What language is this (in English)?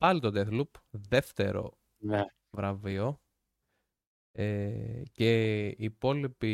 Greek